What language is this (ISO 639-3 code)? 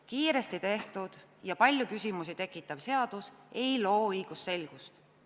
est